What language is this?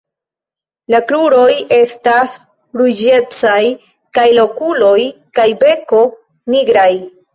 Esperanto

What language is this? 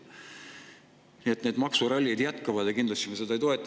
Estonian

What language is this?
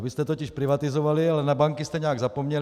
Czech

